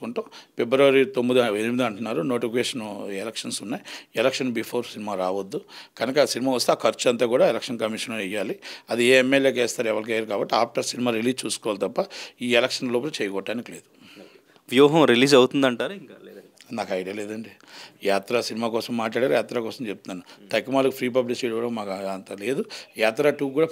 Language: Telugu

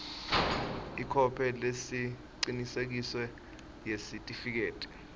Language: Swati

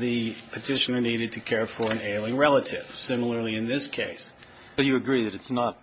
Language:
English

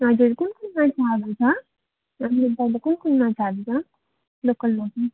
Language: Nepali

